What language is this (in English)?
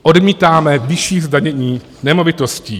Czech